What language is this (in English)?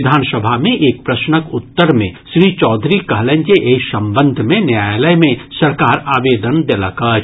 Maithili